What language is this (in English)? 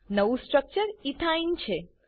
Gujarati